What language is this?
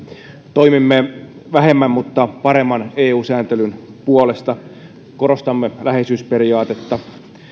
Finnish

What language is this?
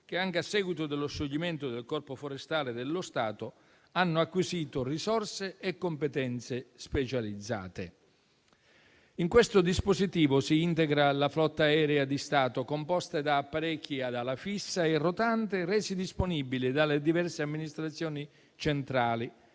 Italian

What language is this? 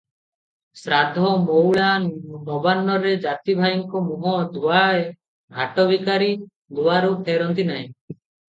Odia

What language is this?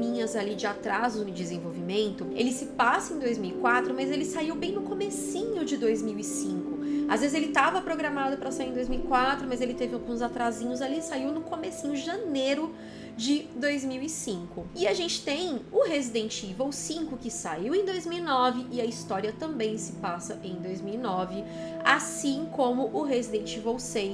Portuguese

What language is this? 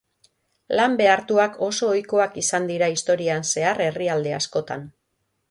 Basque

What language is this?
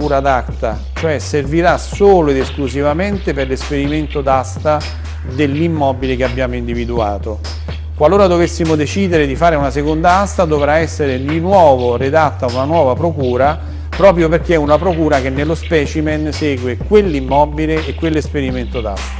Italian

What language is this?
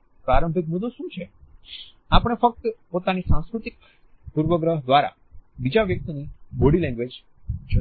Gujarati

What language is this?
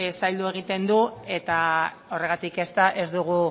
Basque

